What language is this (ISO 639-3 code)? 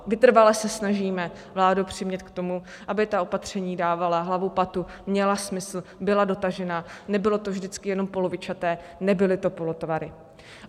ces